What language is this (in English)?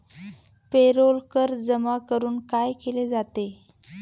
Marathi